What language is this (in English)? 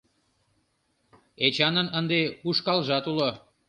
Mari